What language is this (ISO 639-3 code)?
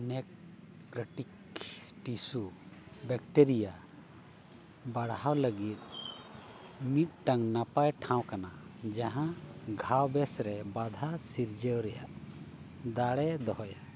sat